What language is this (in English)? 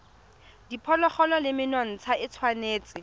Tswana